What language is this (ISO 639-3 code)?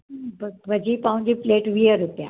snd